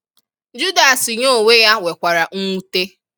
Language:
Igbo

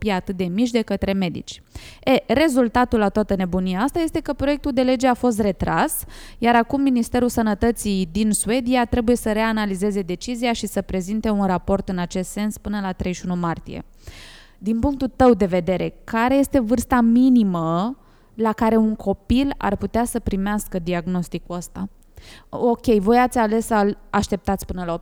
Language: Romanian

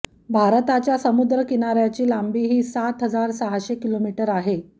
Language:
Marathi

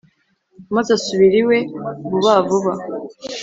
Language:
Kinyarwanda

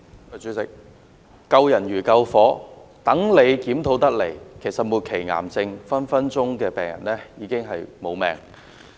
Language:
Cantonese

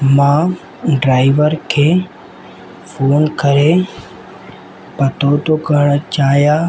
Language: Sindhi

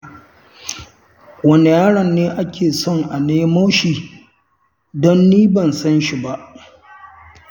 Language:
Hausa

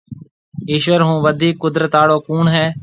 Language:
Marwari (Pakistan)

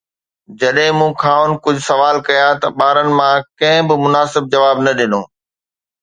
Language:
Sindhi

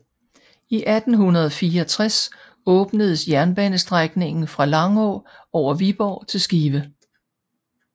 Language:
Danish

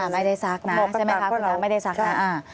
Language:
Thai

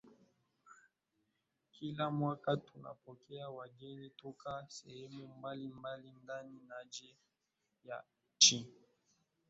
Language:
Swahili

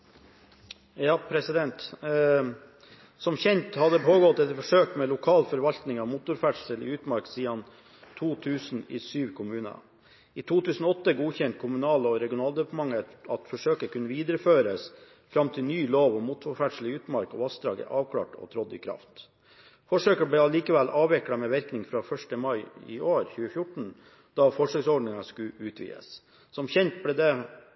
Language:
Norwegian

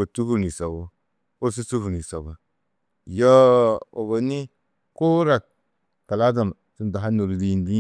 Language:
Tedaga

